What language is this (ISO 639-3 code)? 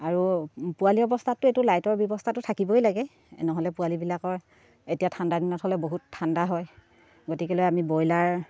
asm